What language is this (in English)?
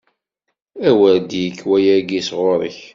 Kabyle